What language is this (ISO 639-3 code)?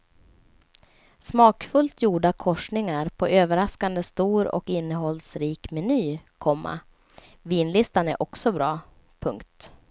swe